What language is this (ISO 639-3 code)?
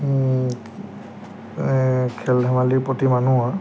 asm